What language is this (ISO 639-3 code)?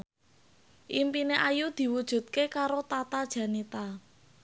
jav